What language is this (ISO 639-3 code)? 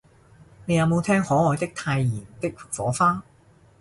yue